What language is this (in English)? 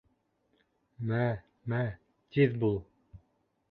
Bashkir